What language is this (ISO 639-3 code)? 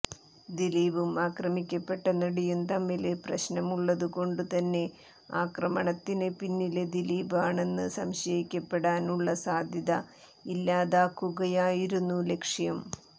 mal